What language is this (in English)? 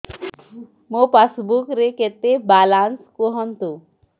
Odia